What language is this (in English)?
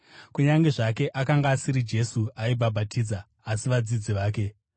Shona